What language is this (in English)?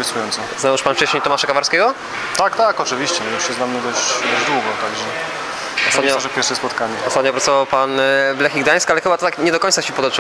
Polish